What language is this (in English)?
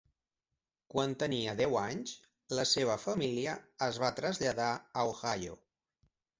Catalan